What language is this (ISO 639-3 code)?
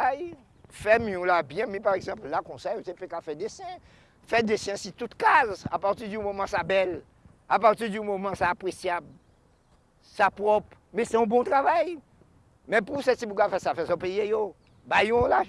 fra